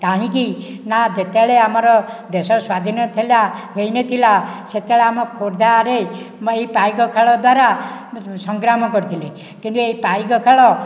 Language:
Odia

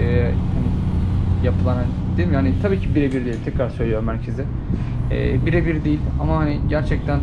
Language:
Turkish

